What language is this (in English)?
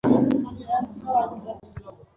Bangla